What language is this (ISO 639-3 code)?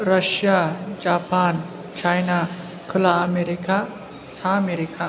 brx